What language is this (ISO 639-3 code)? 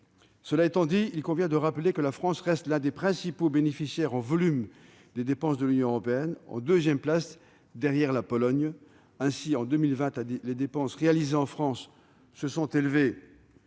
fra